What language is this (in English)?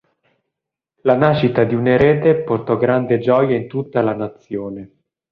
Italian